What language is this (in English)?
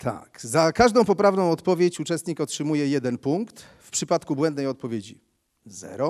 Polish